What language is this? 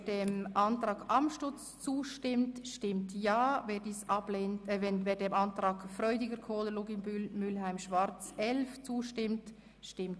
Swiss German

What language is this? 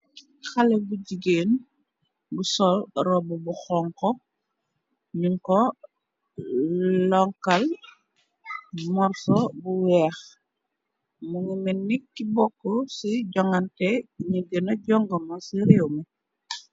Wolof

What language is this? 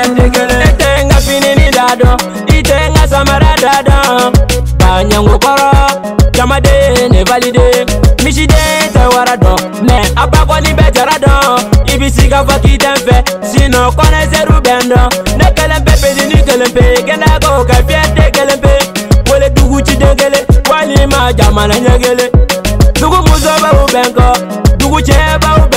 Arabic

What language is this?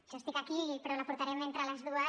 Catalan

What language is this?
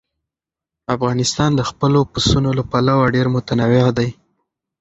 Pashto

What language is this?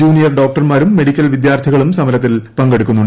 Malayalam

